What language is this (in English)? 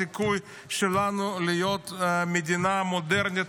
Hebrew